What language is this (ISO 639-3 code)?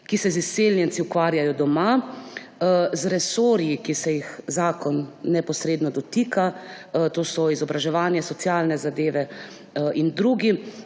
slv